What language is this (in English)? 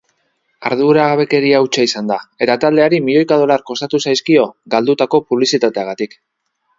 Basque